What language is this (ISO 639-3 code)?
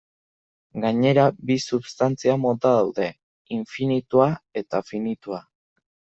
eus